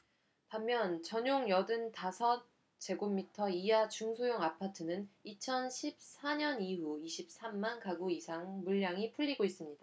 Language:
Korean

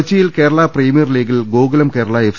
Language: Malayalam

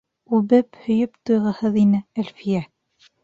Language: Bashkir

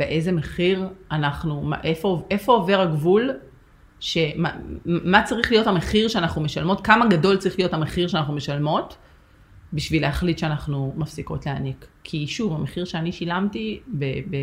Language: Hebrew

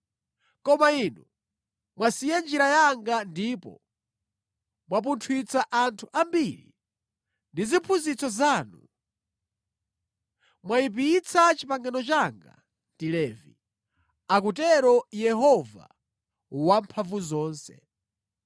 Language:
Nyanja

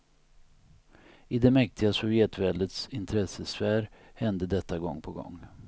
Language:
Swedish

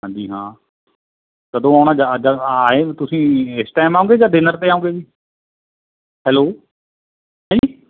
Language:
Punjabi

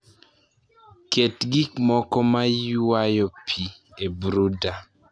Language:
Luo (Kenya and Tanzania)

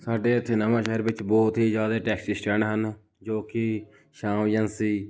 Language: Punjabi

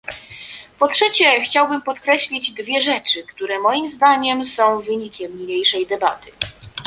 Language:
Polish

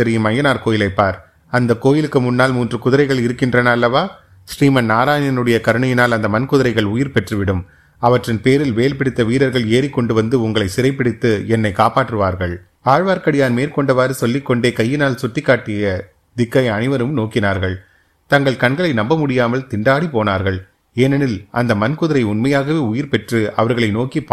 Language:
Tamil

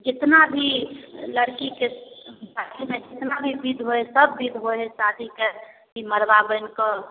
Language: Maithili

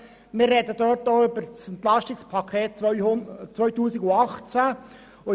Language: Swiss German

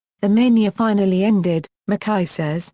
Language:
English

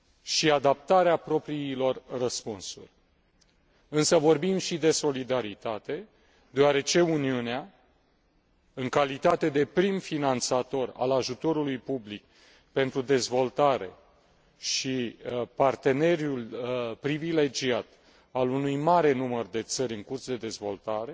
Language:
Romanian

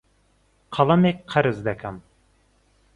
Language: Central Kurdish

